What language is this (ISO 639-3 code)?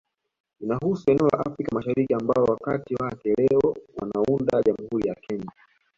swa